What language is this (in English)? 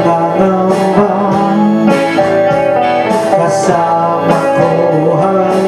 Indonesian